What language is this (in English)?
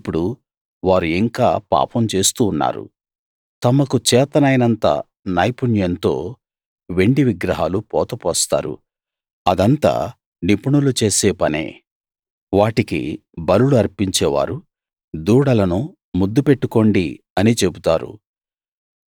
Telugu